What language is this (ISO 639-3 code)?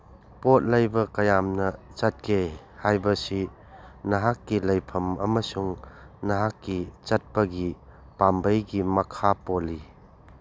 mni